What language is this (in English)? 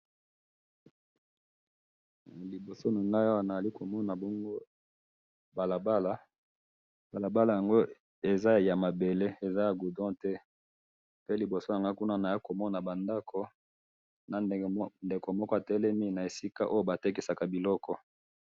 Lingala